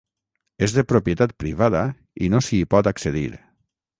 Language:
Catalan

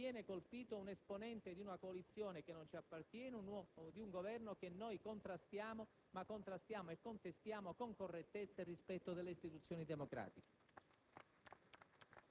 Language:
Italian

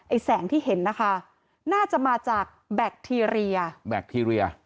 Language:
Thai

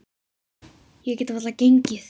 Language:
Icelandic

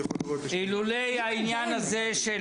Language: Hebrew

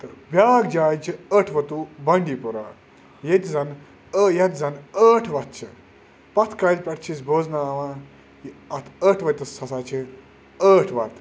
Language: Kashmiri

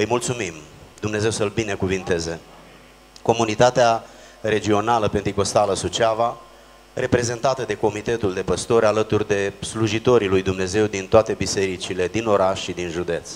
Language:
Romanian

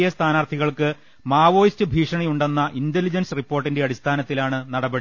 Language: Malayalam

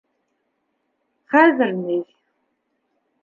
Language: Bashkir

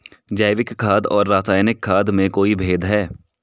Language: Hindi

